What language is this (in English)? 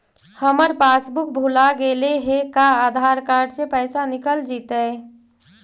Magahi